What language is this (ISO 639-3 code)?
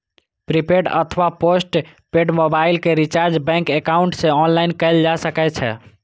mai